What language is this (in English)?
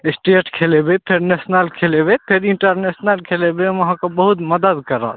Maithili